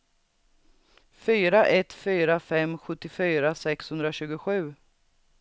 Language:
Swedish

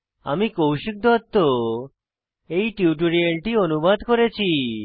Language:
Bangla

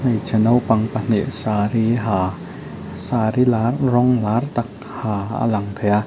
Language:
Mizo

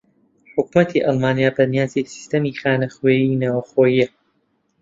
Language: Central Kurdish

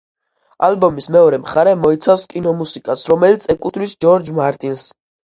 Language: Georgian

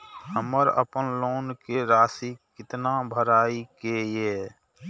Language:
Maithili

